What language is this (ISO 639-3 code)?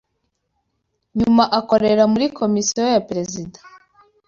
kin